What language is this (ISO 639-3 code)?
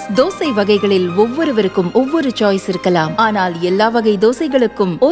tam